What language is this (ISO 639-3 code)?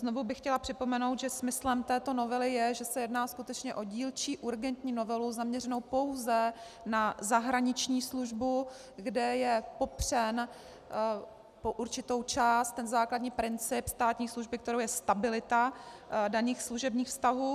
ces